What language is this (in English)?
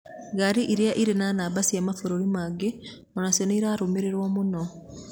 Kikuyu